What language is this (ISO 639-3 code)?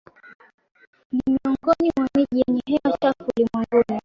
swa